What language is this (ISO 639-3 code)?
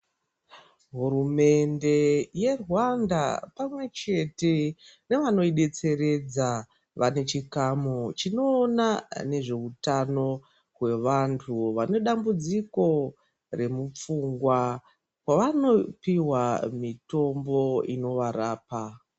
ndc